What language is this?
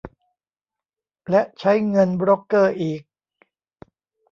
Thai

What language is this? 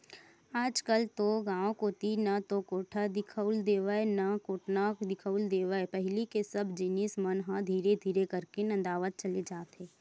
Chhattisgarhi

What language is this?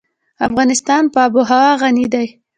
Pashto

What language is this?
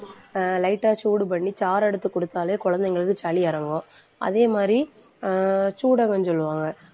Tamil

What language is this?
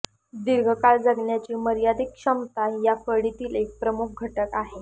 Marathi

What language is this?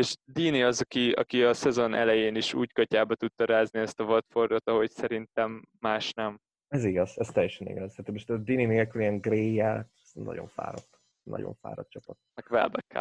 Hungarian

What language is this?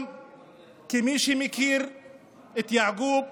Hebrew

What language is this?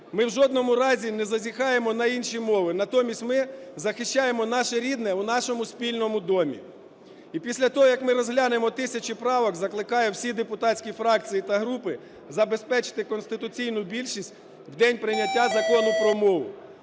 Ukrainian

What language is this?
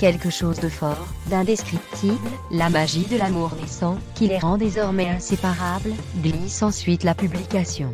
French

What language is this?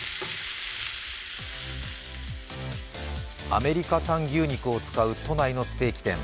Japanese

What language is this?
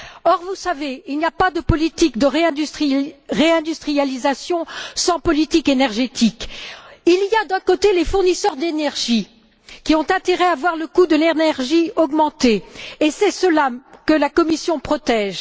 French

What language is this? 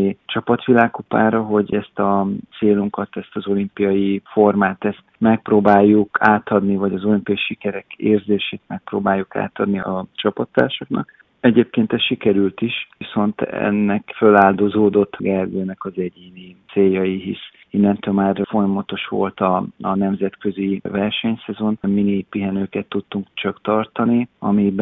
Hungarian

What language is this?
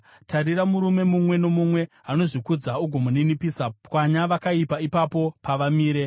Shona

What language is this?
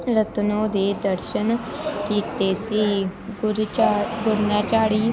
Punjabi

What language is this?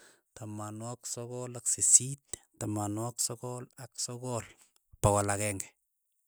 Keiyo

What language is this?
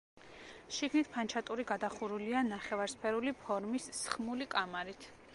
Georgian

